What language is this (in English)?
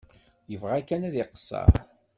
Kabyle